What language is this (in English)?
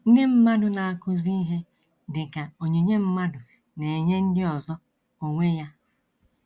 Igbo